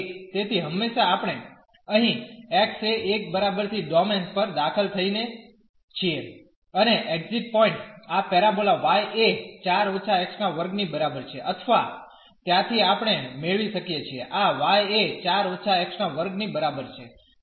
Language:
Gujarati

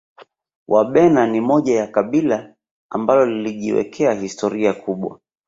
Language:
Swahili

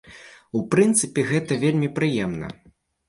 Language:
Belarusian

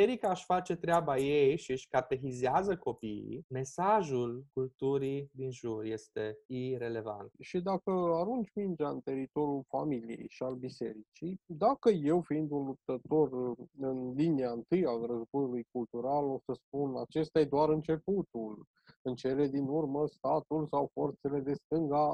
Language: Romanian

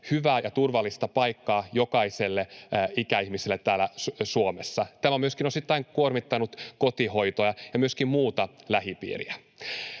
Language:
Finnish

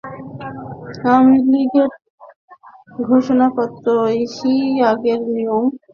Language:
Bangla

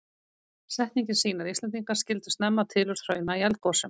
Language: Icelandic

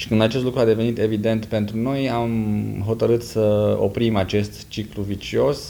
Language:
Romanian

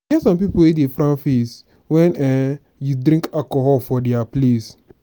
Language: Nigerian Pidgin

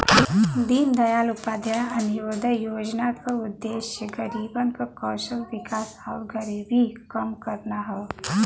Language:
Bhojpuri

